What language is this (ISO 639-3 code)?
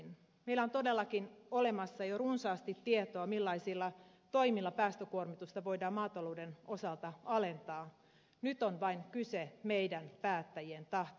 fin